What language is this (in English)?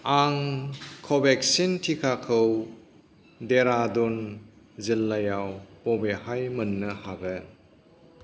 Bodo